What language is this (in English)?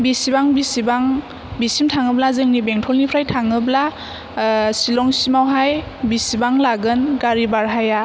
Bodo